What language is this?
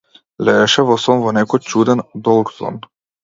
Macedonian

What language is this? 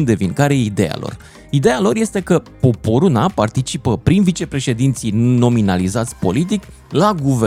Romanian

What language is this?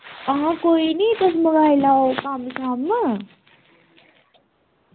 Dogri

